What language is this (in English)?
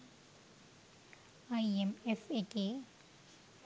Sinhala